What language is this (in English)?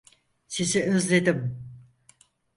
Turkish